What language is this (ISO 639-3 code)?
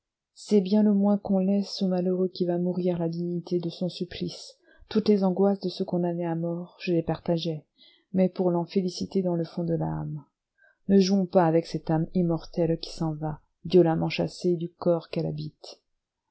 fra